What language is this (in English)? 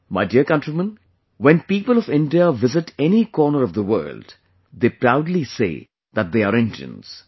English